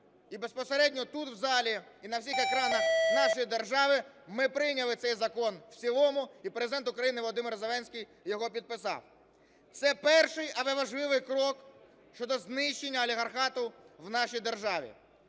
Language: Ukrainian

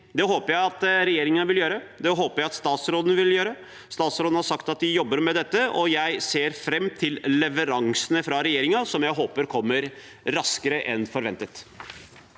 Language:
Norwegian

